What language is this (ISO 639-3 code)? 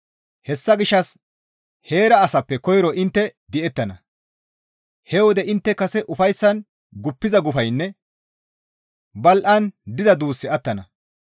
gmv